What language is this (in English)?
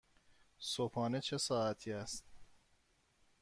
Persian